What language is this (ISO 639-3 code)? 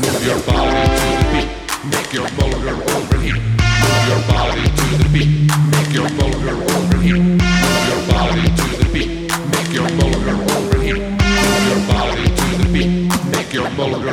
pol